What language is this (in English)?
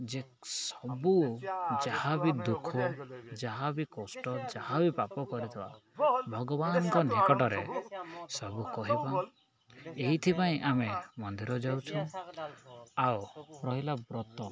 Odia